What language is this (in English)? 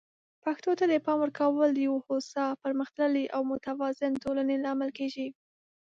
Pashto